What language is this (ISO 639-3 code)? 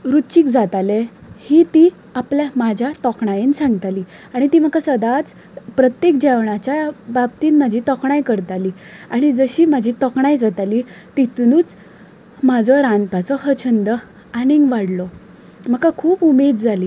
kok